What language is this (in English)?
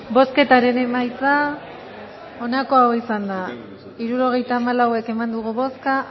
Basque